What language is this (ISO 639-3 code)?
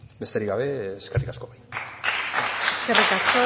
eus